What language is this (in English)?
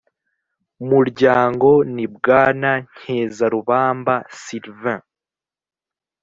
Kinyarwanda